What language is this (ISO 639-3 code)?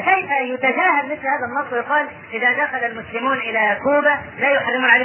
ara